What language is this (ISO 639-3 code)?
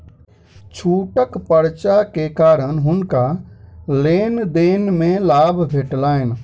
mai